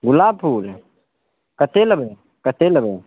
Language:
Maithili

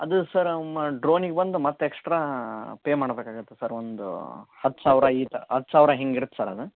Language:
Kannada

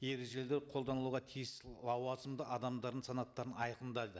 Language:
Kazakh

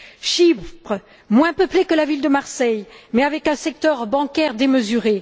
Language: French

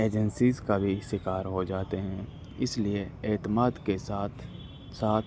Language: Urdu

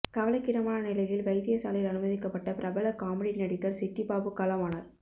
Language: Tamil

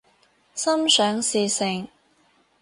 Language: Cantonese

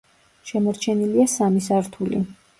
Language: Georgian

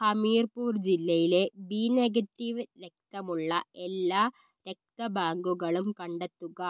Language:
Malayalam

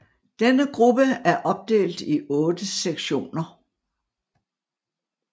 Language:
Danish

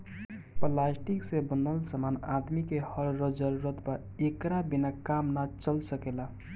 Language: Bhojpuri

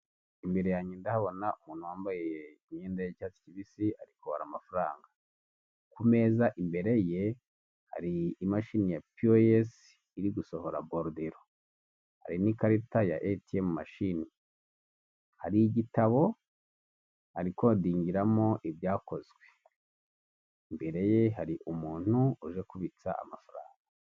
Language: Kinyarwanda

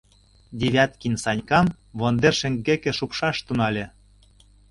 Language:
Mari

